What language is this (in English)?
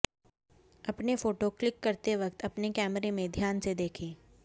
Hindi